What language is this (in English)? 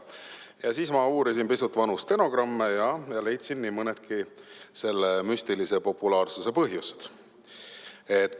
Estonian